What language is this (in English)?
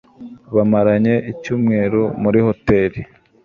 Kinyarwanda